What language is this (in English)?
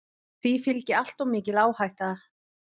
Icelandic